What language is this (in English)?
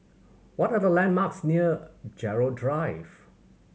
English